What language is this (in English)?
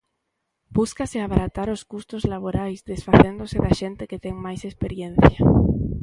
Galician